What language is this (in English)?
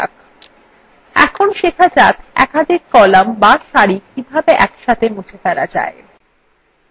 Bangla